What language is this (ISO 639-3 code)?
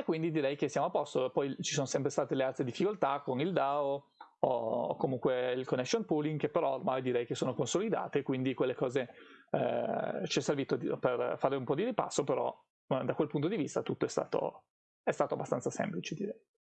ita